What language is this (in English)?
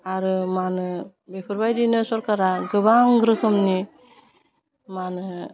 Bodo